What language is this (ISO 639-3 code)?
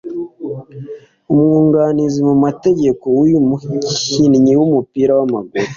kin